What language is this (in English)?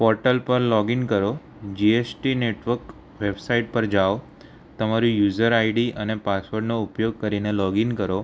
Gujarati